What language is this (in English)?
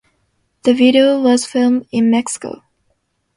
English